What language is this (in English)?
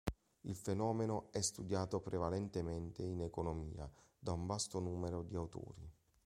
Italian